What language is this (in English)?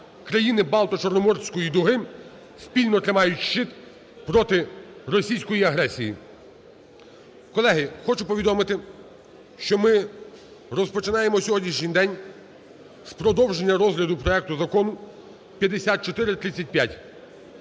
Ukrainian